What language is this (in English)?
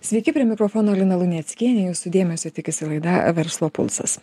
Lithuanian